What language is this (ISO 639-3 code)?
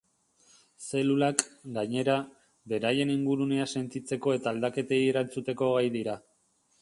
eus